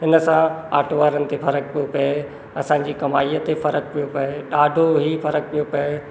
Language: Sindhi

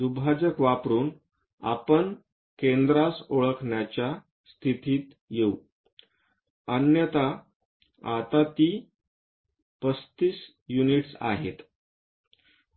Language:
Marathi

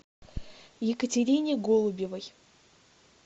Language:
Russian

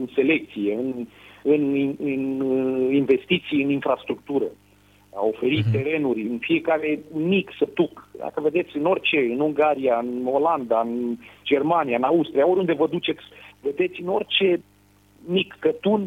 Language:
Romanian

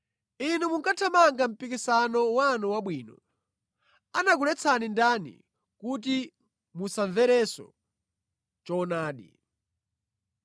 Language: Nyanja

